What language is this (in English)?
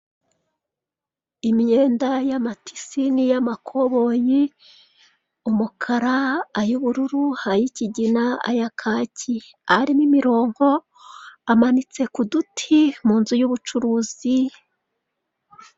Kinyarwanda